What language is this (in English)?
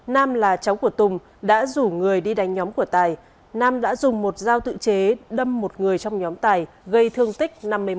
Vietnamese